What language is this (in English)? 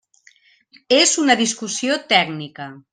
Catalan